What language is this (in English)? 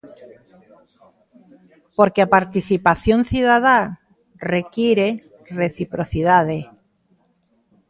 Galician